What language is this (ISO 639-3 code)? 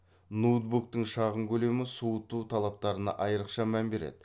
kaz